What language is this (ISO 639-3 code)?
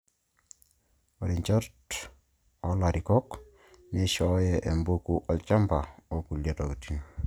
mas